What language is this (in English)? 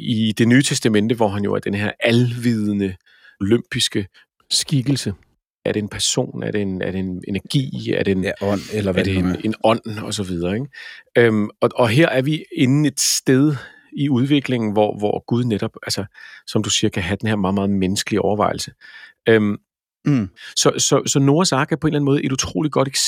Danish